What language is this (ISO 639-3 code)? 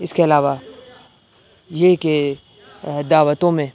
urd